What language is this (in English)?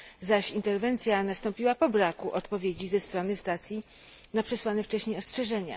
Polish